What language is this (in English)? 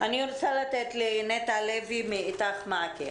Hebrew